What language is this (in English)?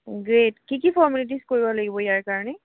Assamese